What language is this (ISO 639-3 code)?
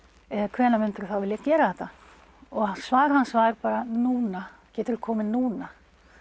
isl